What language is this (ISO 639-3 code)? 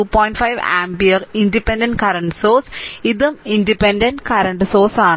mal